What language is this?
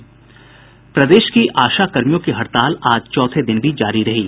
Hindi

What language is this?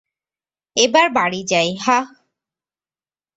Bangla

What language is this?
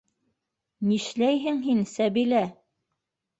Bashkir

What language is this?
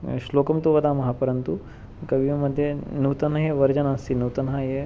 Sanskrit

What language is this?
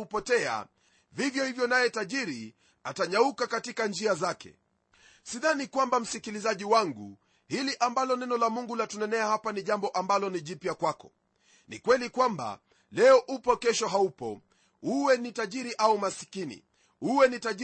Swahili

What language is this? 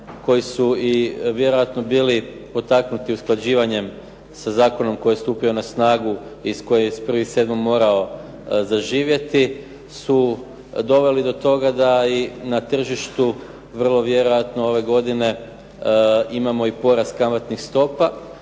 Croatian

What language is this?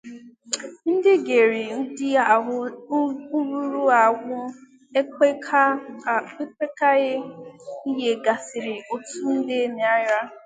Igbo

